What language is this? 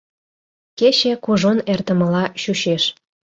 Mari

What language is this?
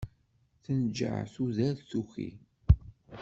Kabyle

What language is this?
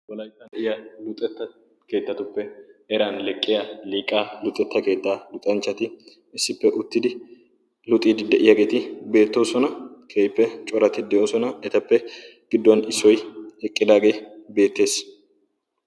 Wolaytta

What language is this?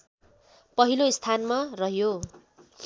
Nepali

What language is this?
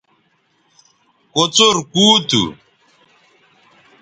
Bateri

